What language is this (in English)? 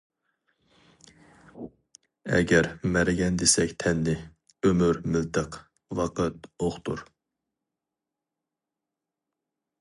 Uyghur